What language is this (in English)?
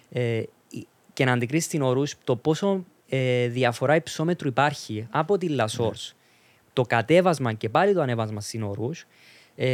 Greek